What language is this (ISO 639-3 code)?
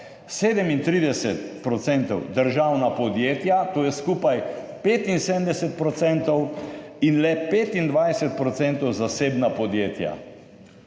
slv